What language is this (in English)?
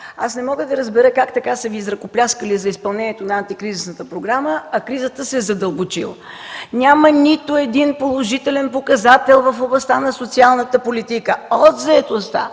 Bulgarian